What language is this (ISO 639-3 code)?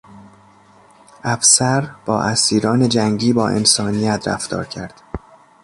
fas